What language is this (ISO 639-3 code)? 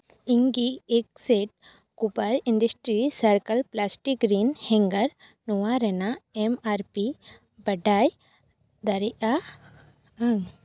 sat